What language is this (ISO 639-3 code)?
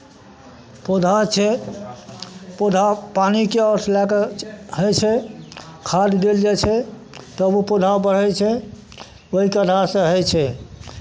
mai